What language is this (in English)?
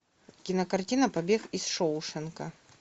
Russian